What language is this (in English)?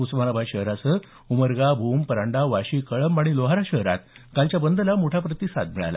Marathi